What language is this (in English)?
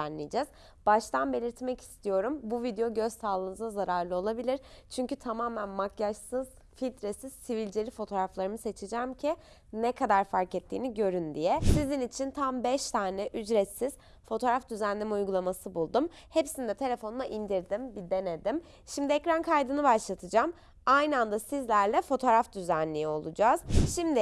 Turkish